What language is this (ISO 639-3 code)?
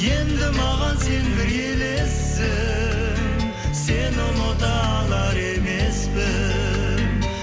kaz